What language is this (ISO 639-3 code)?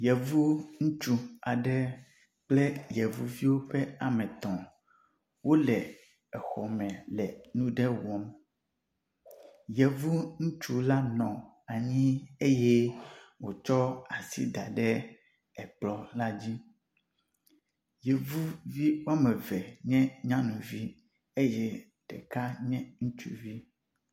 ewe